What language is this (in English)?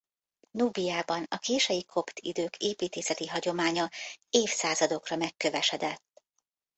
Hungarian